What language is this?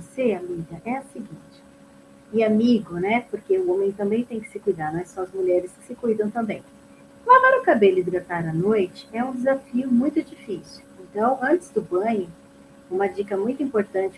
Portuguese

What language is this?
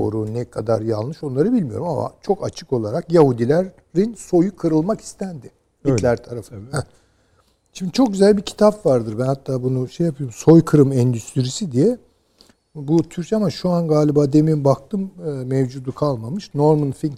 Turkish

